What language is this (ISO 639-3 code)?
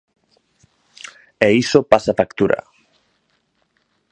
glg